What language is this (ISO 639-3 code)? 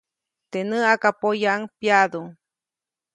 zoc